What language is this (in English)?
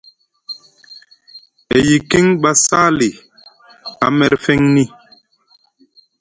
Musgu